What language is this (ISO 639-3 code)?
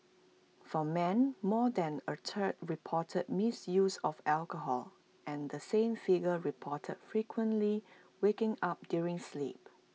eng